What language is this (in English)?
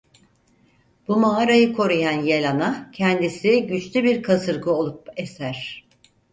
Turkish